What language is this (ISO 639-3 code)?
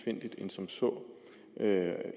dan